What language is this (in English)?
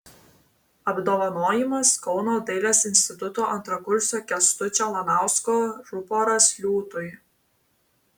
Lithuanian